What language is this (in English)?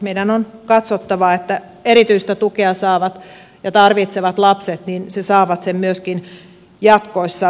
Finnish